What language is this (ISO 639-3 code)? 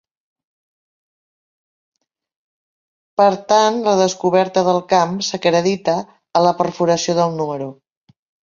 cat